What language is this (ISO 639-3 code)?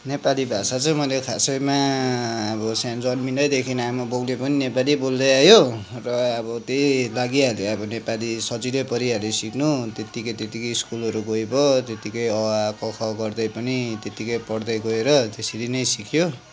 nep